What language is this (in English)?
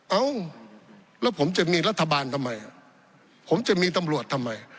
Thai